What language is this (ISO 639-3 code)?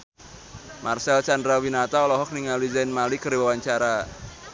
sun